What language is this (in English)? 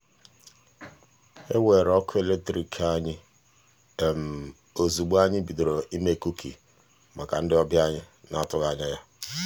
Igbo